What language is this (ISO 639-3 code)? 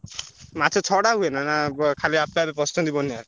ori